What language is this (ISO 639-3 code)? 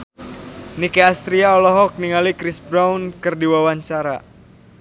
sun